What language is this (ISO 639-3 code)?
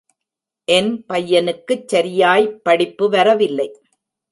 tam